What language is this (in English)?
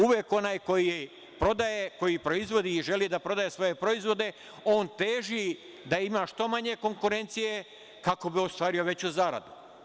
Serbian